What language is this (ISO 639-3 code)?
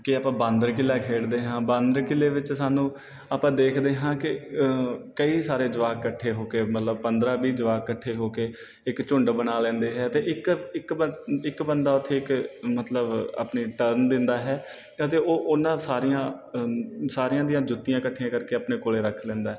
pan